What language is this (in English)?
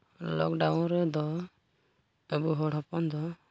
Santali